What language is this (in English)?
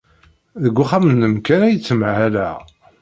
Kabyle